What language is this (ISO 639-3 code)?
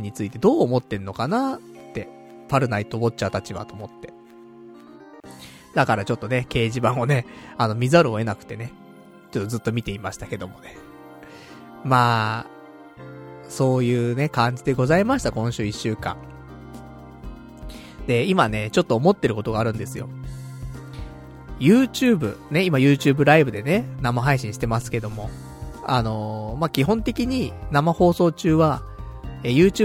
jpn